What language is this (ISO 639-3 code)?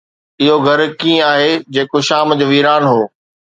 snd